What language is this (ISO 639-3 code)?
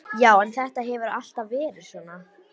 isl